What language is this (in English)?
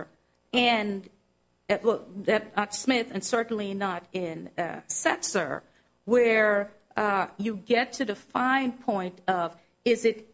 English